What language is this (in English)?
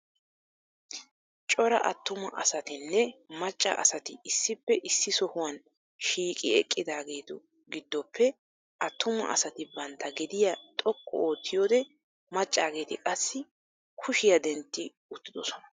Wolaytta